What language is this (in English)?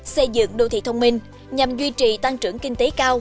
Vietnamese